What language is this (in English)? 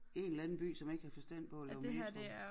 Danish